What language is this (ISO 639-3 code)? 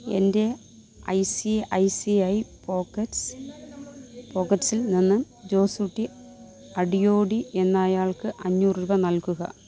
mal